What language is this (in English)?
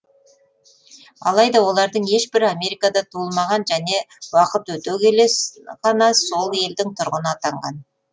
Kazakh